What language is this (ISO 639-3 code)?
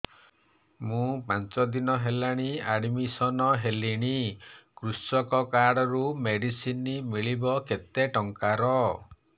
ori